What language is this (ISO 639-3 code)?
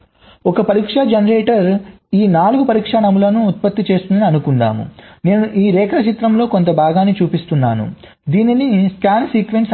tel